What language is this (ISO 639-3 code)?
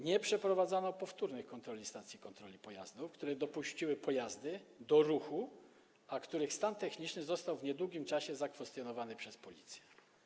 pol